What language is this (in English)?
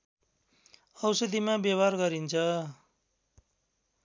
Nepali